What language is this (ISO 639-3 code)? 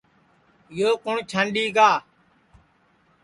ssi